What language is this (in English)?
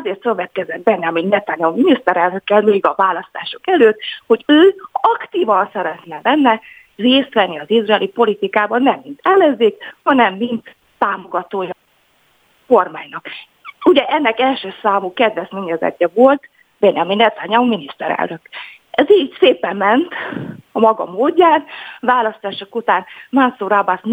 Hungarian